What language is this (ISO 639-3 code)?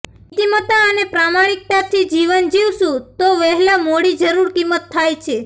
guj